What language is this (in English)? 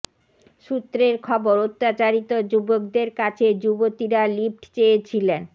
Bangla